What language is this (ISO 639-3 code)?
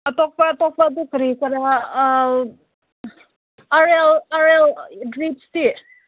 mni